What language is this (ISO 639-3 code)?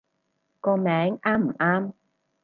yue